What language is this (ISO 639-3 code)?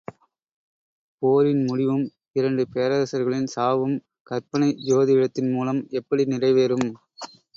tam